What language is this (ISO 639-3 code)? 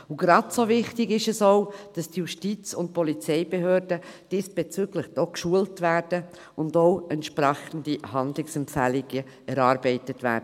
gsw